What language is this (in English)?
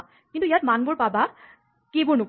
Assamese